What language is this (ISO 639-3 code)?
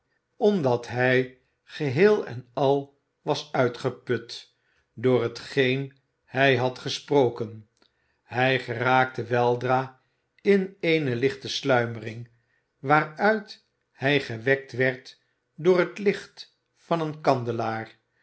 nld